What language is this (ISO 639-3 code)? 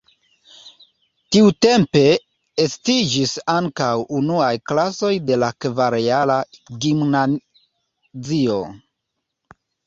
epo